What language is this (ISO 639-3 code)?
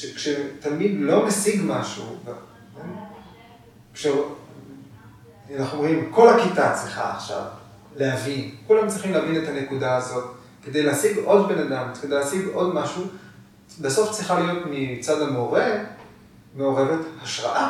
heb